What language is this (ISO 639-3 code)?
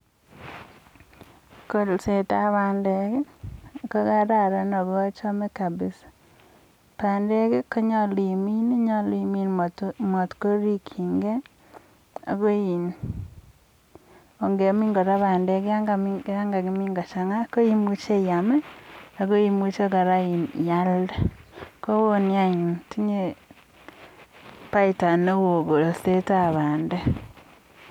kln